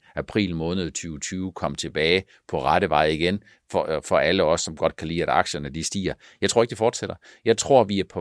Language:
Danish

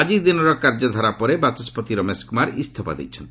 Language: Odia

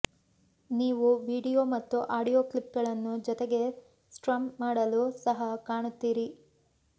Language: Kannada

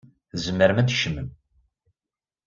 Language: Kabyle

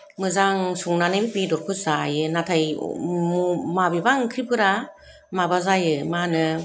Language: Bodo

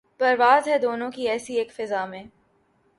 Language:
Urdu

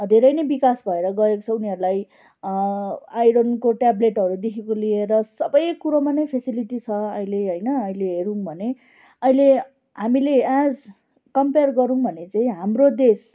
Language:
Nepali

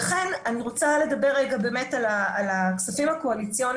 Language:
Hebrew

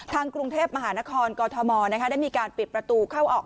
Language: Thai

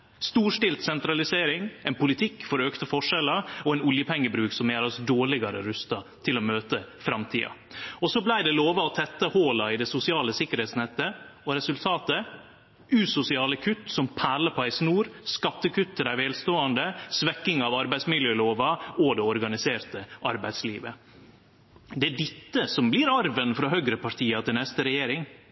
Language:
Norwegian Nynorsk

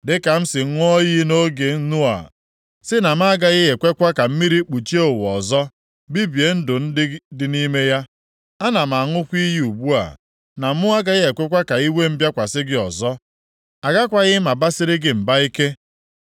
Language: Igbo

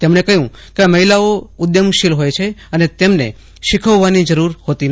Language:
Gujarati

